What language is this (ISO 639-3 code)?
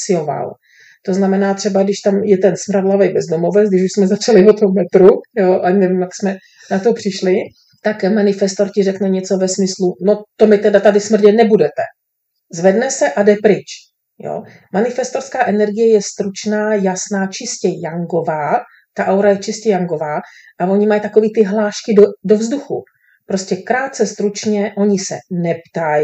ces